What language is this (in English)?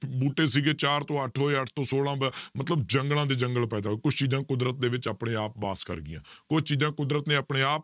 Punjabi